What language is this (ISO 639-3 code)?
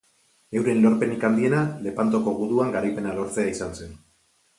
eus